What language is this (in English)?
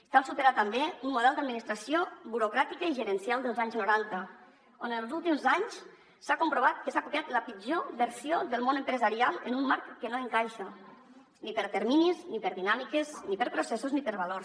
Catalan